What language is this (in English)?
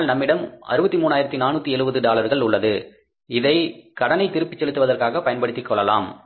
Tamil